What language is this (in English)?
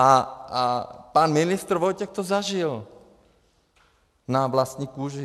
Czech